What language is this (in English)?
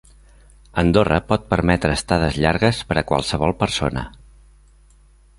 Catalan